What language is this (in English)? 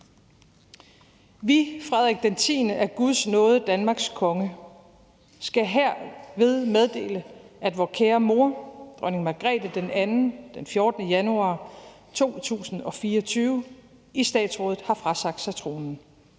Danish